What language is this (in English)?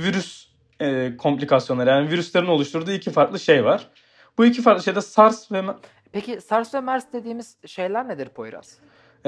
Turkish